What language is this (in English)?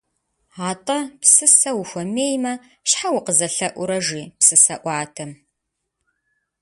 Kabardian